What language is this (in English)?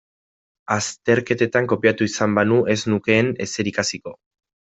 Basque